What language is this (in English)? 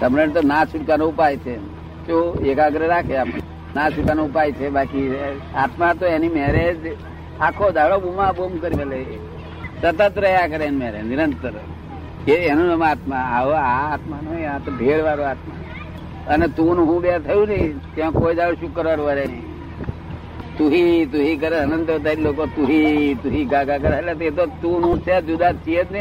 Gujarati